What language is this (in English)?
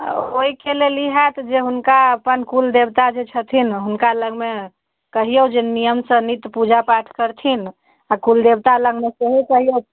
Maithili